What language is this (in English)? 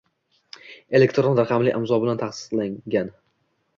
Uzbek